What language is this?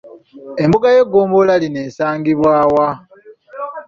Ganda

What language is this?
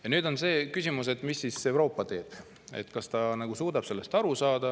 Estonian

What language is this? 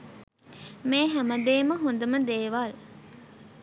Sinhala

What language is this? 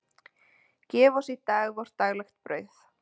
Icelandic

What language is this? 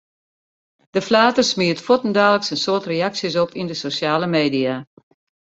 Western Frisian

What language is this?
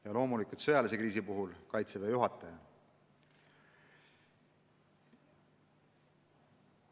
Estonian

